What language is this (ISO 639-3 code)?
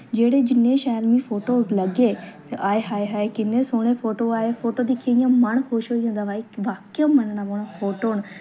doi